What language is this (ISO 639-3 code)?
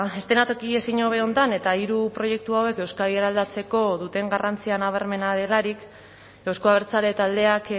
eus